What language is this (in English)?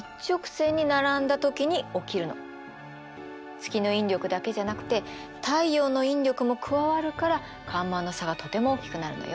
Japanese